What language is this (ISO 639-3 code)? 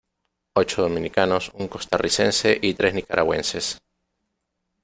spa